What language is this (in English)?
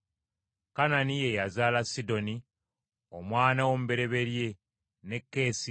Ganda